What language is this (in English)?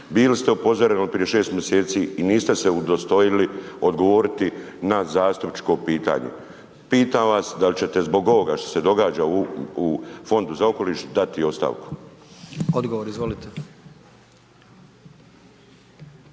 Croatian